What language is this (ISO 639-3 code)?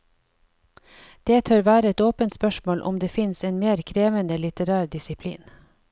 nor